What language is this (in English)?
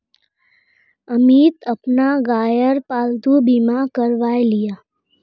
Magahi